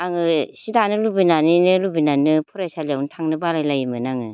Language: Bodo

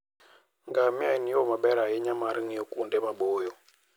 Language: Luo (Kenya and Tanzania)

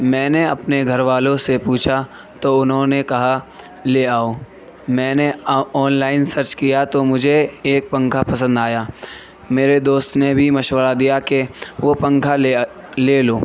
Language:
Urdu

